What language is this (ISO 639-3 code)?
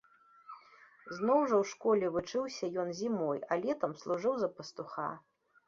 bel